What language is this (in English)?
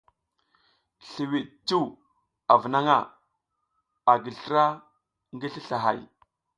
South Giziga